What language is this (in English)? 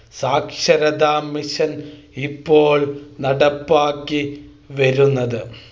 Malayalam